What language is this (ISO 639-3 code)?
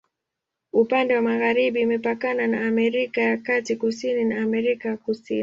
swa